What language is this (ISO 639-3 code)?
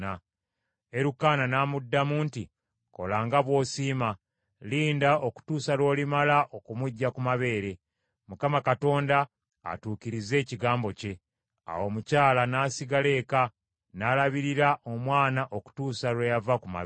lug